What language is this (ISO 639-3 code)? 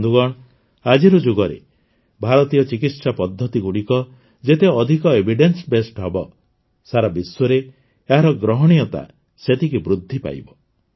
ori